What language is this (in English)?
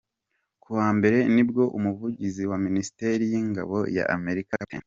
Kinyarwanda